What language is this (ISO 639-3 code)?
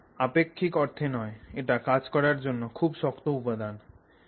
ben